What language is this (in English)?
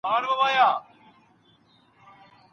Pashto